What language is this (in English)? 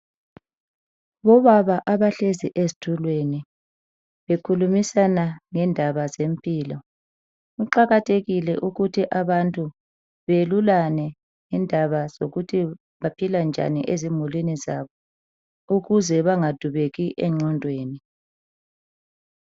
North Ndebele